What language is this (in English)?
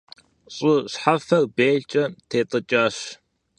Kabardian